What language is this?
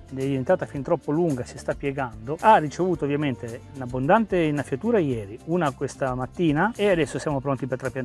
Italian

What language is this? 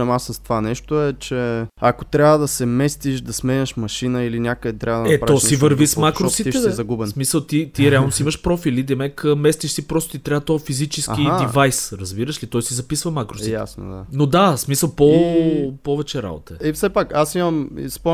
Bulgarian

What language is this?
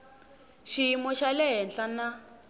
Tsonga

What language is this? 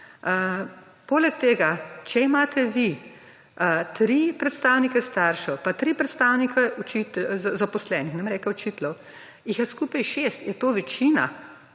Slovenian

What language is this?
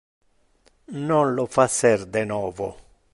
Interlingua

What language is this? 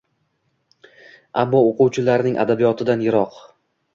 Uzbek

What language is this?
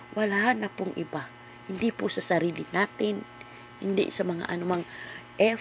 Filipino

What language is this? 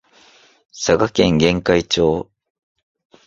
Japanese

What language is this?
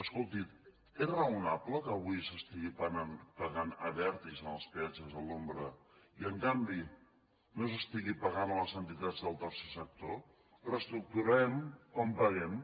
Catalan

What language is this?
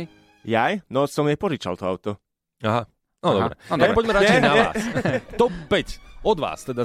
Slovak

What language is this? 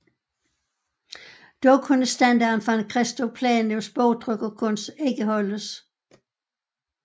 Danish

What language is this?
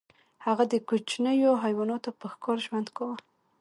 Pashto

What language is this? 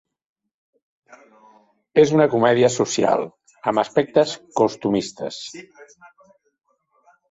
Catalan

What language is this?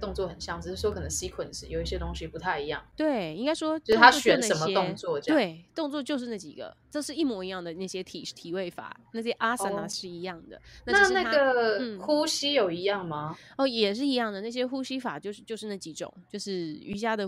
Chinese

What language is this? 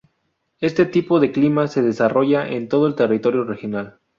Spanish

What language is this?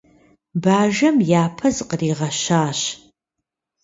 Kabardian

